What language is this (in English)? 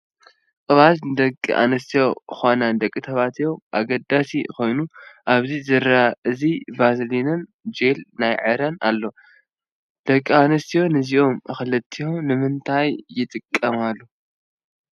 Tigrinya